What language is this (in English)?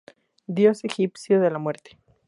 Spanish